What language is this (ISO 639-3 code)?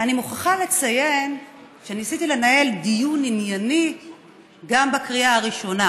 heb